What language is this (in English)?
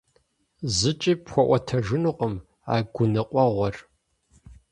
Kabardian